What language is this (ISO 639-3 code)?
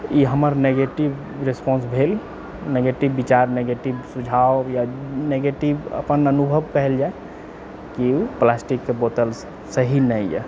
mai